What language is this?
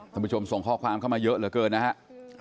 Thai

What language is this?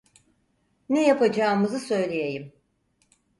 Turkish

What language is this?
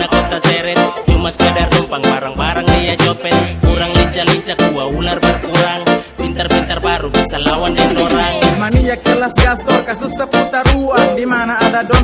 Portuguese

